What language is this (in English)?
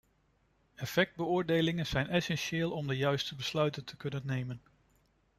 Dutch